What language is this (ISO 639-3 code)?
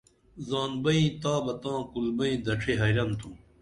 dml